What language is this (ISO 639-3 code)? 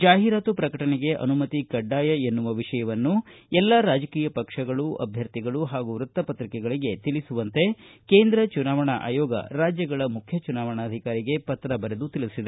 kan